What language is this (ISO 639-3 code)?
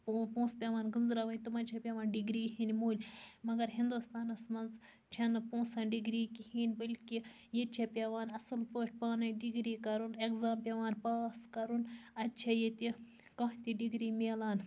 kas